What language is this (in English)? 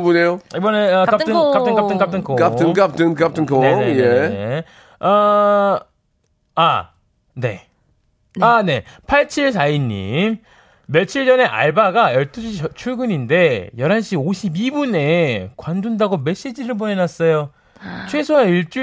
Korean